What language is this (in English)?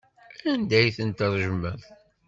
Kabyle